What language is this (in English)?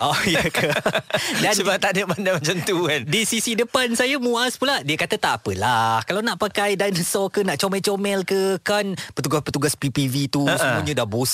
Malay